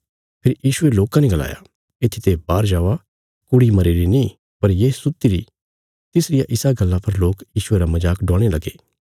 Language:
Bilaspuri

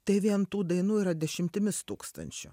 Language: Lithuanian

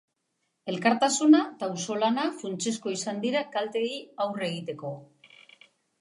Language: Basque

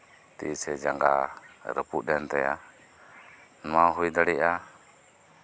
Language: Santali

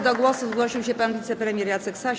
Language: Polish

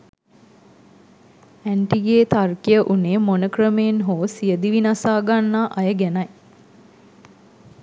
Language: Sinhala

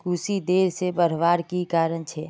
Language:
Magahi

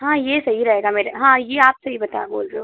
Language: Hindi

